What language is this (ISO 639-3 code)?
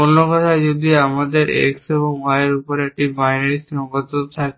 ben